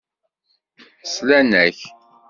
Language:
Kabyle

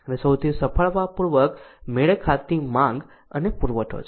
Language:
Gujarati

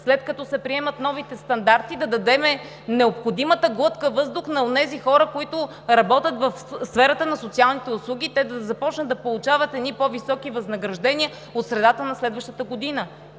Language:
Bulgarian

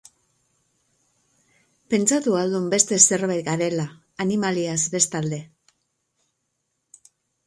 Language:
Basque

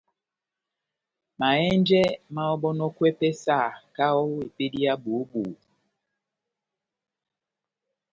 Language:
Batanga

